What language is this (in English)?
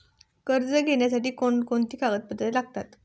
Marathi